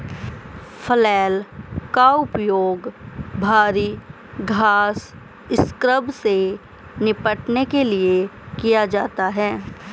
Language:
Hindi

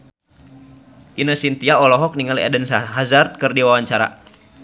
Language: Sundanese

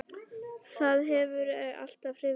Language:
Icelandic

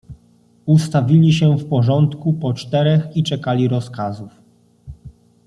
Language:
Polish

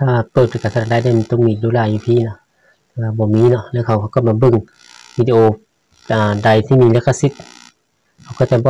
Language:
Thai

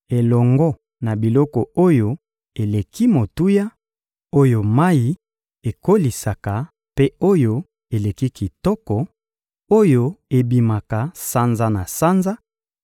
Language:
Lingala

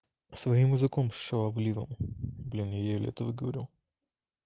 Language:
Russian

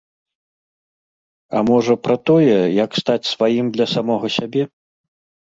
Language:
Belarusian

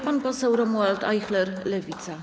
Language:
Polish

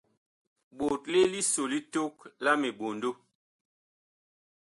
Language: Bakoko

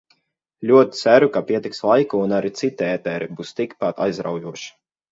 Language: Latvian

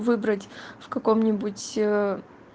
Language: Russian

